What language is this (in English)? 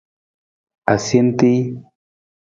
Nawdm